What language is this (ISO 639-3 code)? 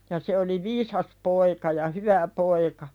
fin